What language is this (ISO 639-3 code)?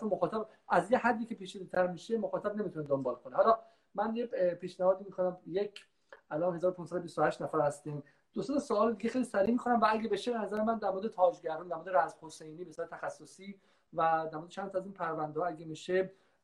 fas